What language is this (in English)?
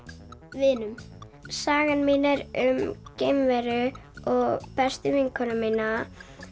Icelandic